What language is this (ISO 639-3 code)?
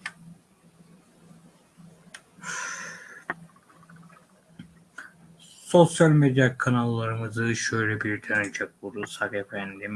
tur